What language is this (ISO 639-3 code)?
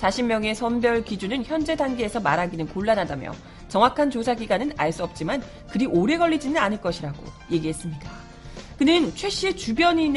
kor